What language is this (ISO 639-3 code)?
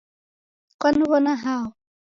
dav